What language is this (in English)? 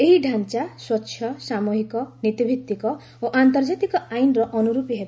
Odia